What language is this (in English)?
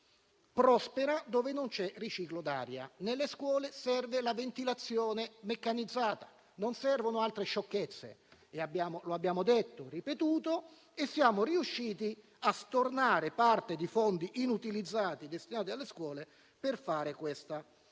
Italian